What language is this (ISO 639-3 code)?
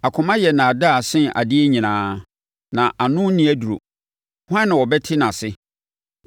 aka